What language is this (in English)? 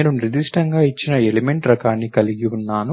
Telugu